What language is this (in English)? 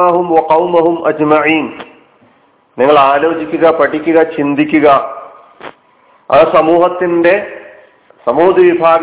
Malayalam